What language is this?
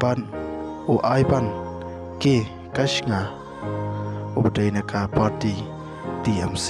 Indonesian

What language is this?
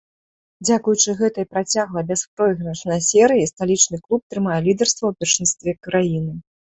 Belarusian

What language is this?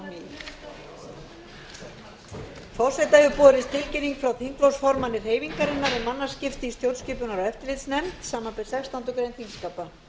Icelandic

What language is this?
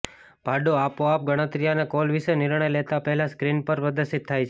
Gujarati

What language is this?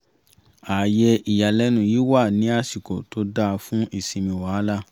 Yoruba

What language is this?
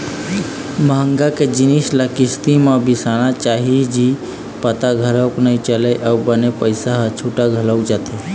Chhattisgarhi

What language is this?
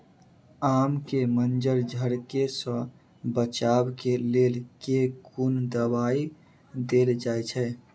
Maithili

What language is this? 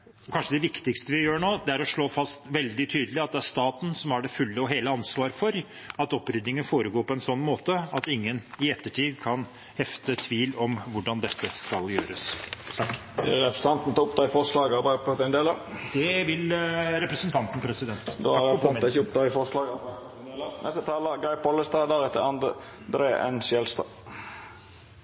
Norwegian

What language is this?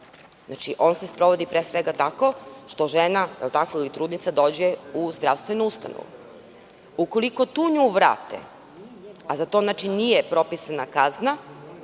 Serbian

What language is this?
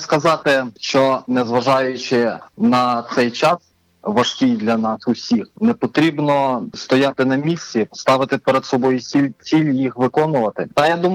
Ukrainian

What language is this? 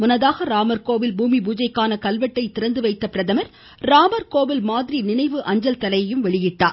Tamil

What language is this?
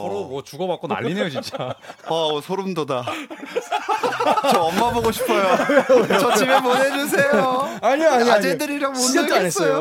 Korean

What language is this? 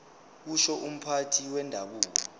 Zulu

